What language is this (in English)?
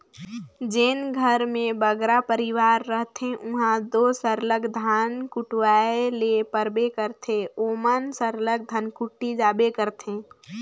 Chhattisgarhi